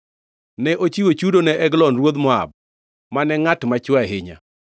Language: Luo (Kenya and Tanzania)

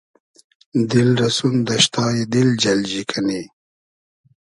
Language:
Hazaragi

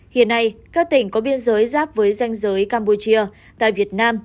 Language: Vietnamese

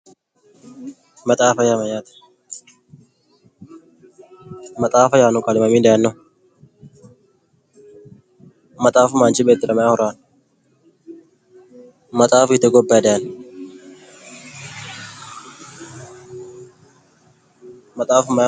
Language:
Sidamo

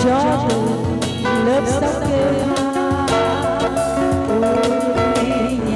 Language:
Thai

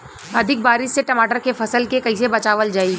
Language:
Bhojpuri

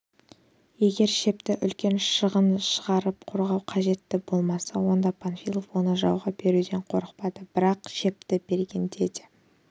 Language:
Kazakh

